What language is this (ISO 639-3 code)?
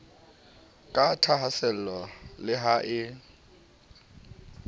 sot